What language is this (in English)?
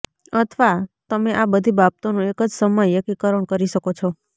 Gujarati